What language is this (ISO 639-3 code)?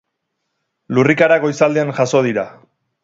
eus